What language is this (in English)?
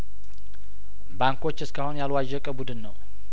Amharic